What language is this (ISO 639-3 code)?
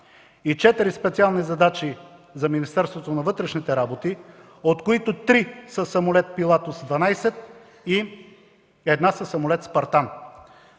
bul